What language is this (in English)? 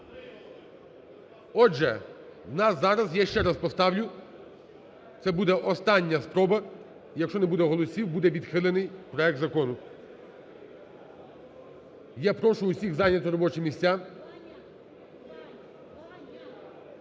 Ukrainian